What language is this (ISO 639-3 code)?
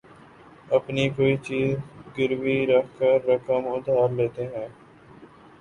urd